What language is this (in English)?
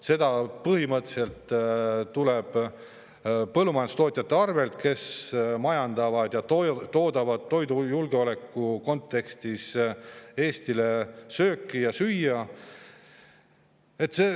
Estonian